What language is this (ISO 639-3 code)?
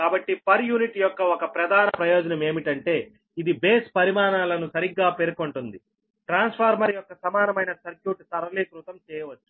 tel